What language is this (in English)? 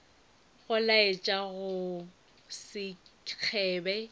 Northern Sotho